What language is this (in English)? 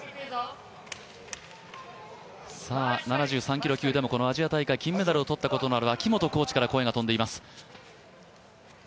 Japanese